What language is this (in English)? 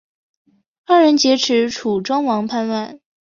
Chinese